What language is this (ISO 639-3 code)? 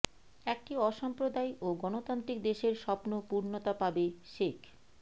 ben